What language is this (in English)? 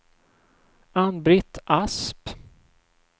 Swedish